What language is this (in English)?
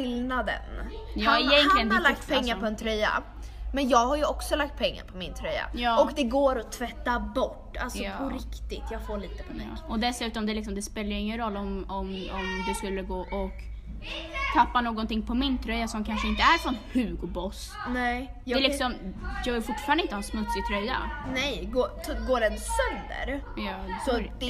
Swedish